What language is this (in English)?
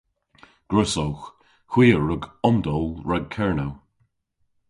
Cornish